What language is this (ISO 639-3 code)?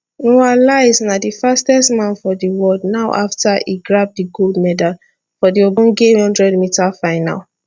pcm